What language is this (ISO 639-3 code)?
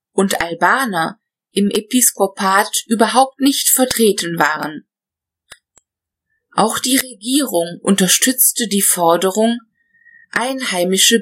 deu